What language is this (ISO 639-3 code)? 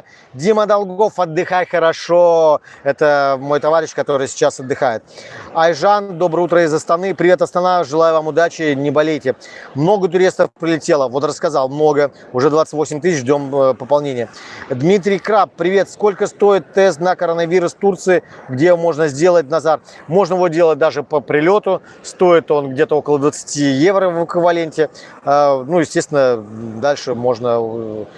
rus